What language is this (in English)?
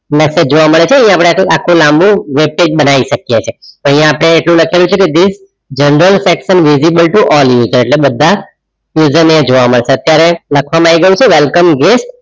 Gujarati